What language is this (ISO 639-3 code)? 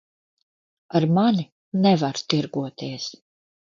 lav